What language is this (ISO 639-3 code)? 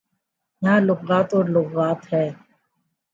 urd